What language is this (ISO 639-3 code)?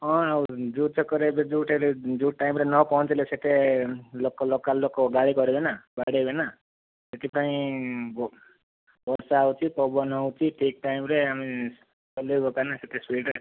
ori